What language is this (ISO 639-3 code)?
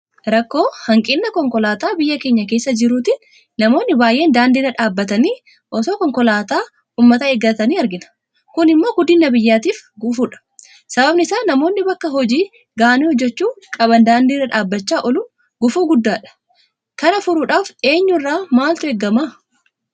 orm